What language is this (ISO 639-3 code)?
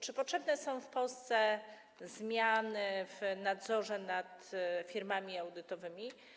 pol